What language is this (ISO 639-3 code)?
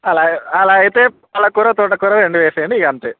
tel